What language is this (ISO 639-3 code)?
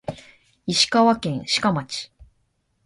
jpn